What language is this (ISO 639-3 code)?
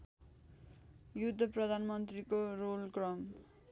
nep